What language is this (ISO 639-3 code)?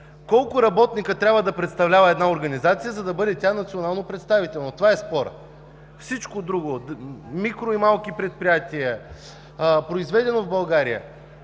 bul